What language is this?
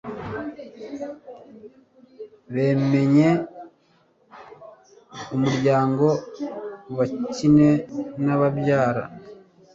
Kinyarwanda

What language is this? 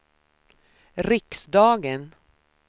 Swedish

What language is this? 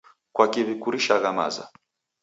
Taita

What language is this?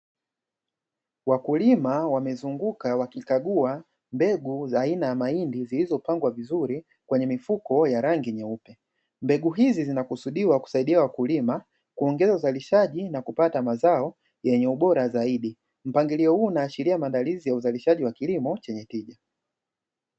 Swahili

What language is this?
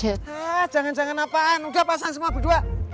Indonesian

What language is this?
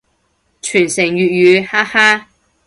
Cantonese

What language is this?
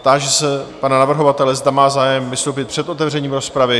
Czech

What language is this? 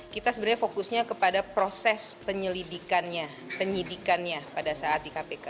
Indonesian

